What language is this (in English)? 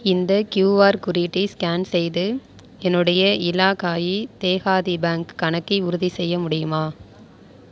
Tamil